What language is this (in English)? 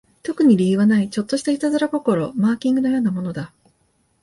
Japanese